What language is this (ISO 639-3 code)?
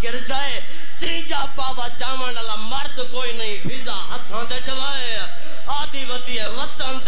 hin